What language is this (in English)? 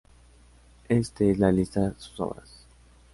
Spanish